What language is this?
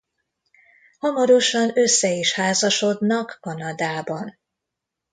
Hungarian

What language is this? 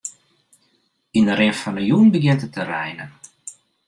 Western Frisian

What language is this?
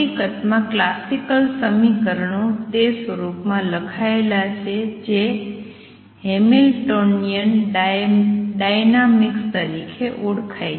Gujarati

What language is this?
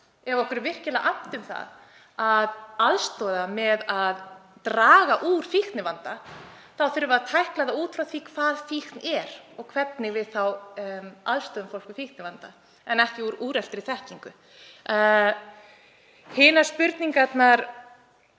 Icelandic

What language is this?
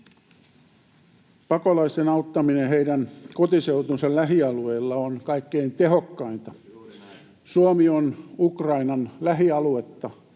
Finnish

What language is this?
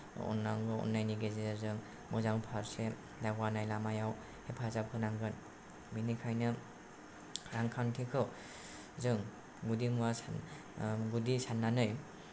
Bodo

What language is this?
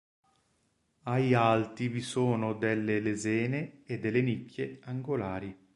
Italian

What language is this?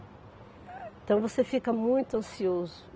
Portuguese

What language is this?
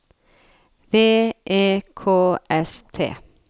Norwegian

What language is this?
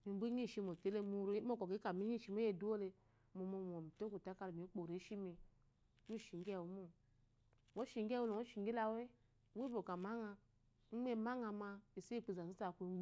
Eloyi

